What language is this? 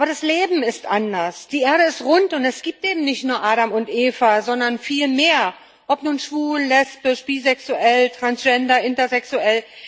German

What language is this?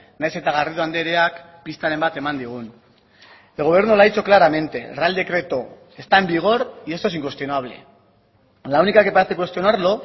Spanish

